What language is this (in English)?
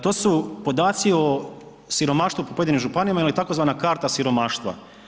Croatian